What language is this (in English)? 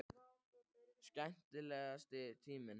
Icelandic